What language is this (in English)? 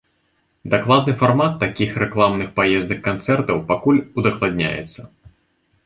Belarusian